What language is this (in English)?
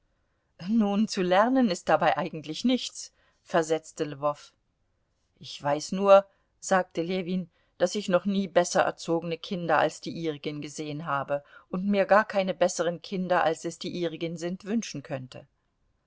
German